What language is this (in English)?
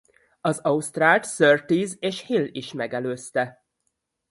Hungarian